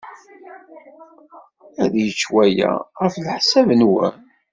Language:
Kabyle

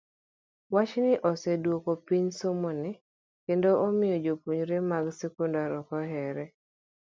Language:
Luo (Kenya and Tanzania)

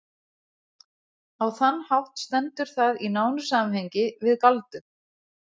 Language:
Icelandic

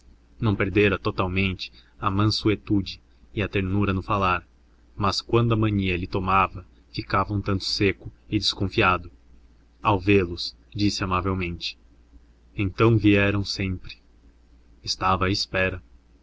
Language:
Portuguese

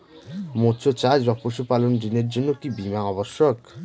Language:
Bangla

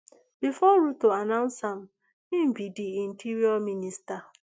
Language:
Nigerian Pidgin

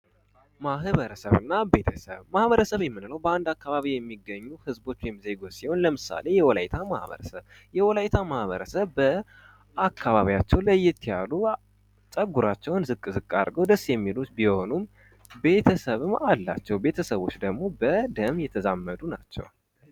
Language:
Amharic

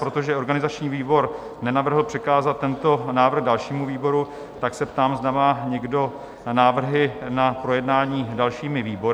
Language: Czech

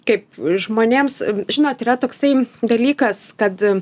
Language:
Lithuanian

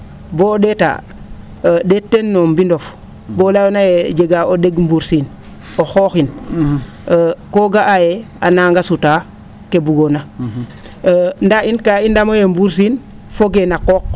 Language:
Serer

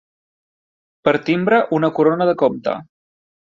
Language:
Catalan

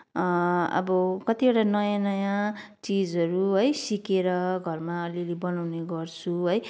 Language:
Nepali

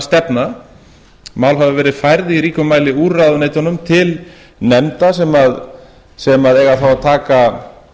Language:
Icelandic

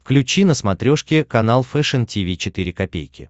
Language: Russian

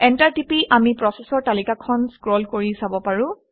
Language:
Assamese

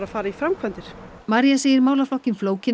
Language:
Icelandic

